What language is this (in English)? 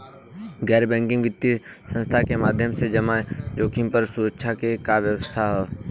Bhojpuri